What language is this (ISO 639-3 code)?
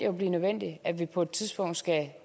dan